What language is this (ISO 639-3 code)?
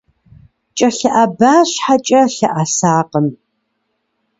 kbd